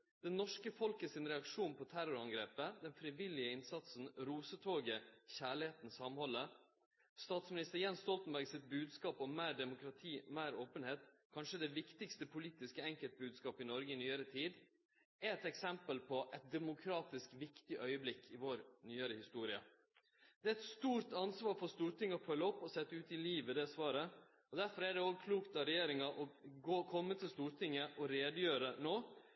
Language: Norwegian Nynorsk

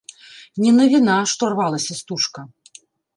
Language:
Belarusian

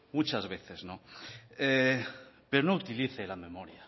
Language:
Spanish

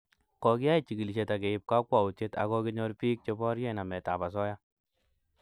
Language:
Kalenjin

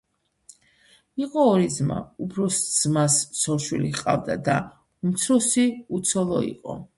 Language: Georgian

